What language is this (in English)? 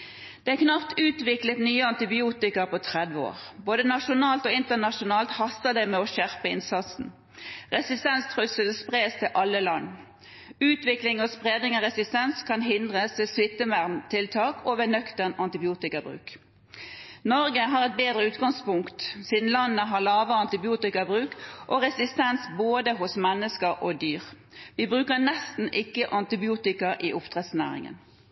Norwegian Bokmål